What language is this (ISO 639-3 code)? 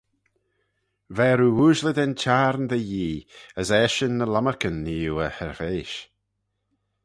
glv